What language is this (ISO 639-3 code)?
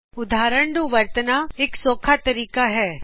pan